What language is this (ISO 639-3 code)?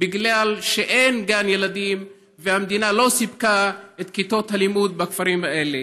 heb